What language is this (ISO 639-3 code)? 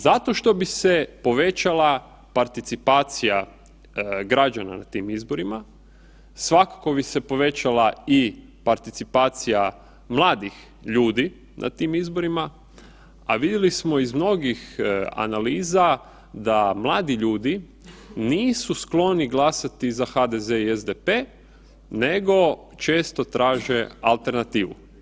hrv